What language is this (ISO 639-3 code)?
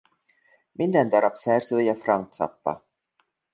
hun